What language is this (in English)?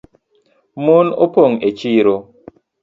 Luo (Kenya and Tanzania)